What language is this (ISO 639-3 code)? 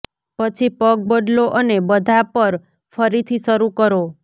guj